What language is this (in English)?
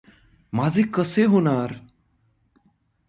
Marathi